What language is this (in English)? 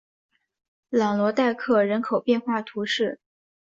Chinese